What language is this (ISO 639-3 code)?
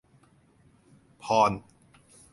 tha